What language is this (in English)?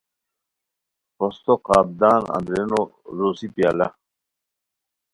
Khowar